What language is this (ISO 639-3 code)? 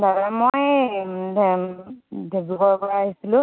asm